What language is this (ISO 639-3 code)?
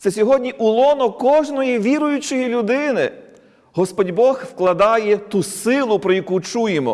ukr